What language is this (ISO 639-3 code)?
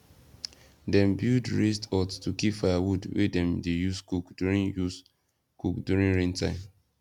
pcm